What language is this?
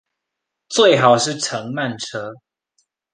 Chinese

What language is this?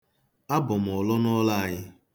Igbo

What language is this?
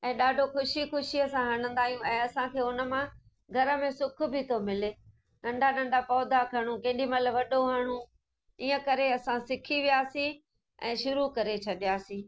Sindhi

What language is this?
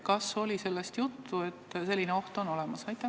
Estonian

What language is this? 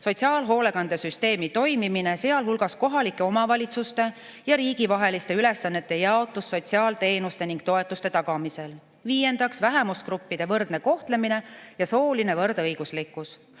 Estonian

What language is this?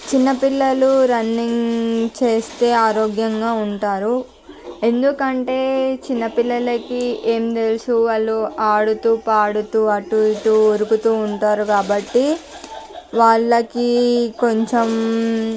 Telugu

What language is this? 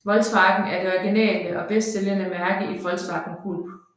Danish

